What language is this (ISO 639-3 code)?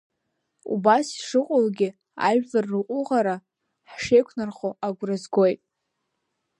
abk